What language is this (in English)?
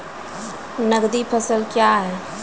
Maithili